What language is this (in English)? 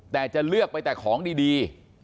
Thai